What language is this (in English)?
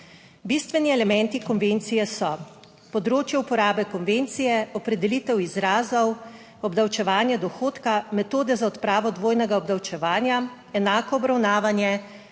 Slovenian